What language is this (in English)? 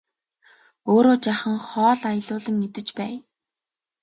Mongolian